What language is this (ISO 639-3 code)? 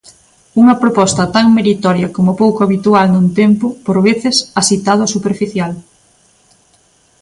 glg